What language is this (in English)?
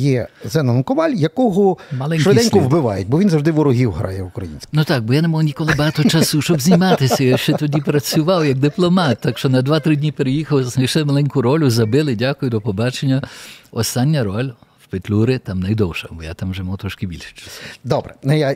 Ukrainian